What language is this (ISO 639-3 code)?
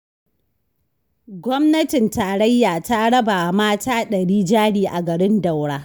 hau